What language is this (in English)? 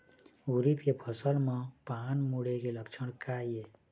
Chhattisgarhi